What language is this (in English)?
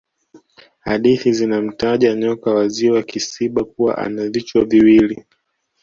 Swahili